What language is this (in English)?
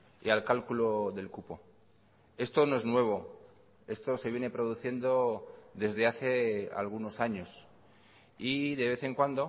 Spanish